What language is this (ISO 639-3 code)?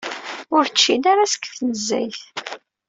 kab